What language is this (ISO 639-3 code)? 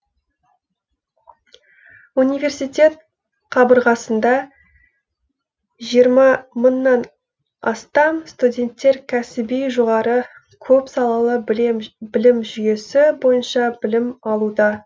kaz